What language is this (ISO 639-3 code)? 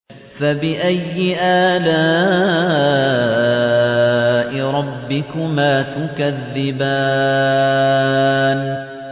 ara